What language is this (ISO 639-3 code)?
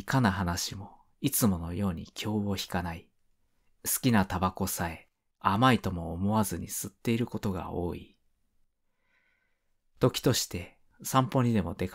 jpn